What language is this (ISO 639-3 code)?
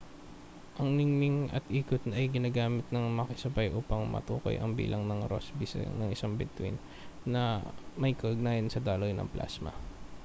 fil